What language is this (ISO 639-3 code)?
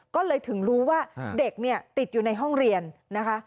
tha